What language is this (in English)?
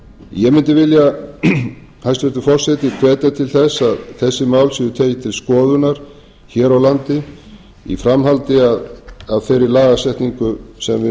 Icelandic